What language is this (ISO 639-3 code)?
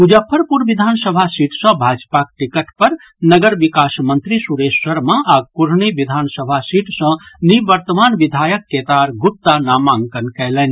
mai